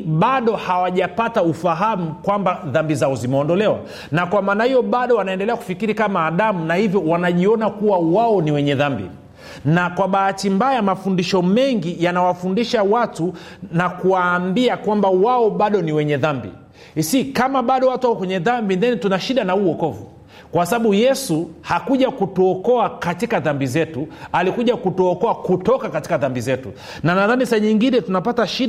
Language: Swahili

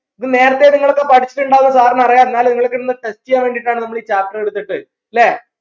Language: Malayalam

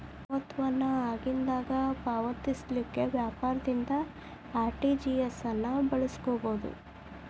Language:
Kannada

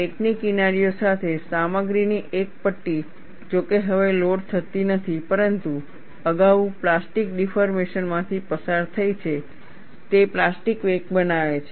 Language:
Gujarati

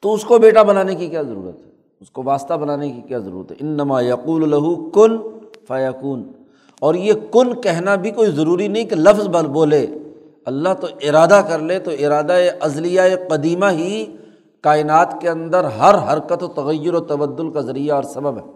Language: Urdu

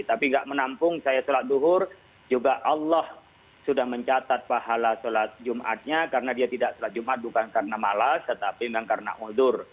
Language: Indonesian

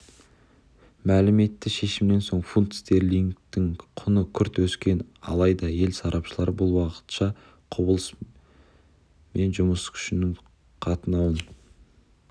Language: Kazakh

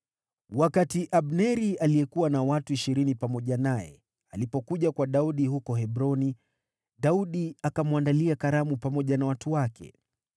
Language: Swahili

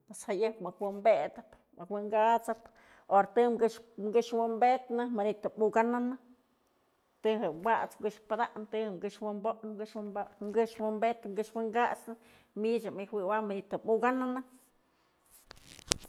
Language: Mazatlán Mixe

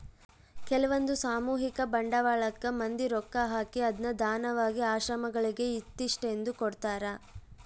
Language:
Kannada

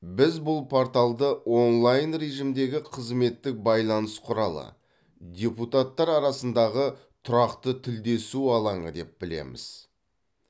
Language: Kazakh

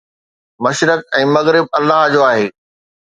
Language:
Sindhi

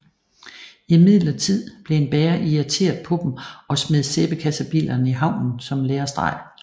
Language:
Danish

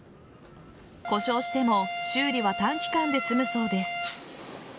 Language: Japanese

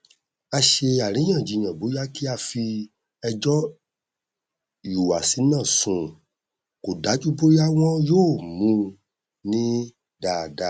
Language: Yoruba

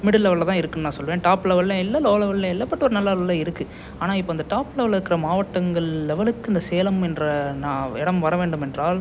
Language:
Tamil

